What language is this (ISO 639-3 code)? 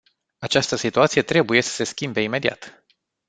ron